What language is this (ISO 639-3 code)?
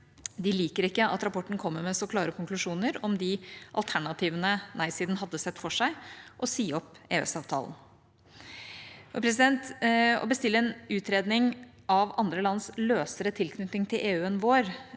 nor